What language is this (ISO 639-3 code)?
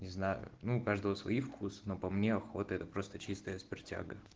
rus